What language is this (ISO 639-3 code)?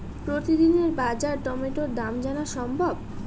ben